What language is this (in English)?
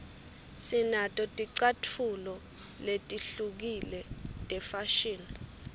Swati